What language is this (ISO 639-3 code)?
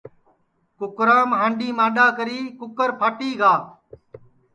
ssi